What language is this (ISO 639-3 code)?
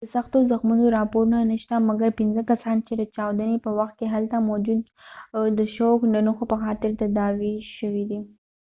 pus